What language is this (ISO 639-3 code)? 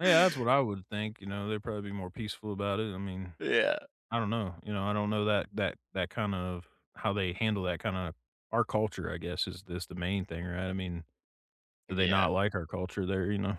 eng